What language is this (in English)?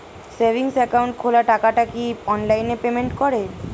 Bangla